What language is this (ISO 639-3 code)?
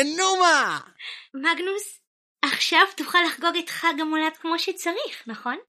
heb